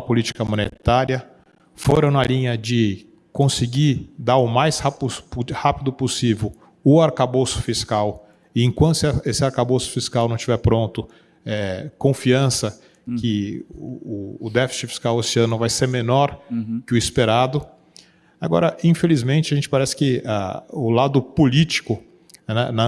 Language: Portuguese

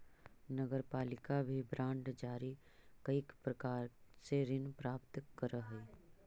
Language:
Magahi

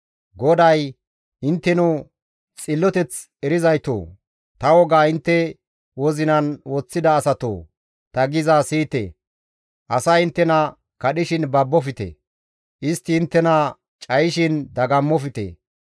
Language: Gamo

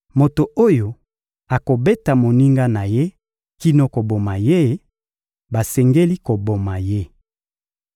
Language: Lingala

